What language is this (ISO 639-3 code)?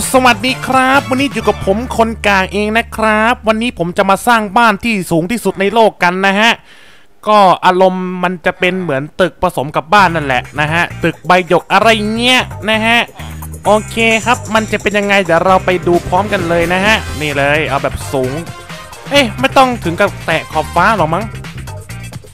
tha